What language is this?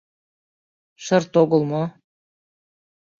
Mari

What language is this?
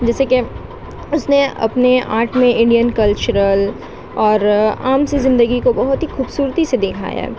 Urdu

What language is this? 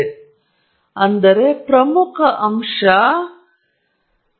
Kannada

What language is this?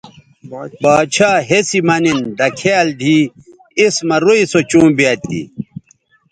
Bateri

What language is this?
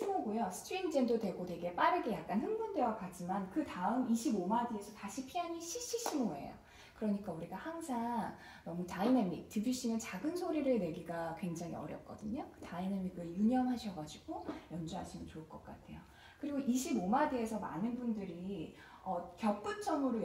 Korean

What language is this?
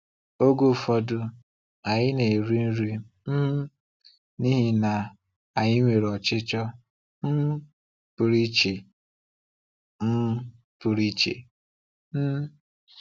Igbo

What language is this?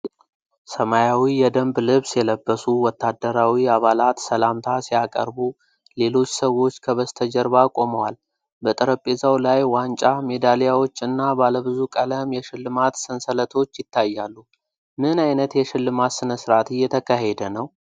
Amharic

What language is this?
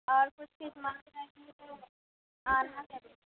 Urdu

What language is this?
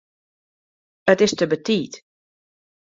Western Frisian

